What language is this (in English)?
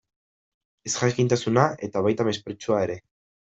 Basque